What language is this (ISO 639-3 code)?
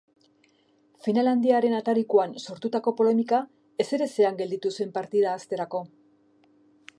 eus